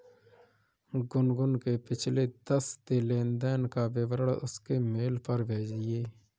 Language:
Hindi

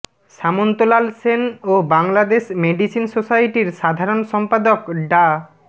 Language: Bangla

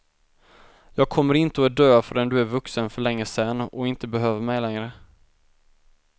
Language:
Swedish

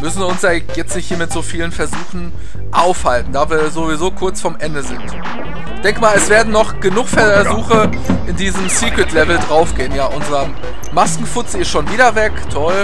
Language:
German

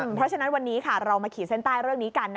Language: Thai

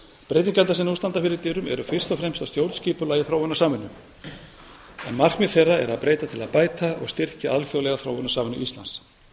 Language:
Icelandic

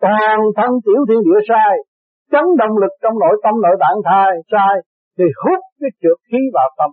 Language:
Vietnamese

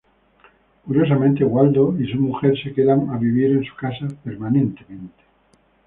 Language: Spanish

